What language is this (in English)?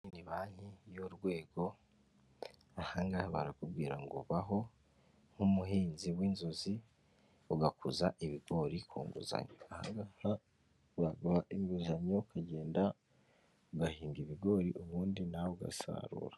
Kinyarwanda